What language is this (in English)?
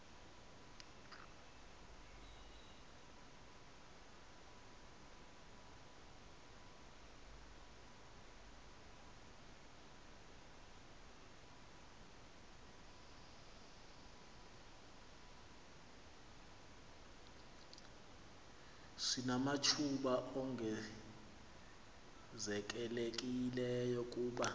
Xhosa